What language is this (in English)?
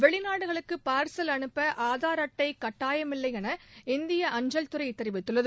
Tamil